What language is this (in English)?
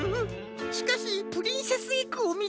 Japanese